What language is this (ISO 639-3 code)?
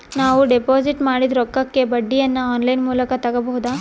kan